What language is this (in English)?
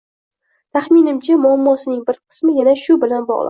Uzbek